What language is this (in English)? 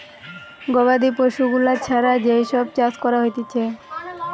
Bangla